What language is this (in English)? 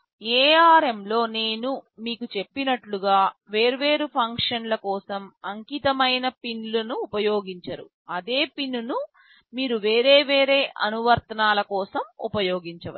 Telugu